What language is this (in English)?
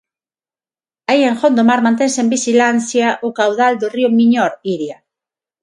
Galician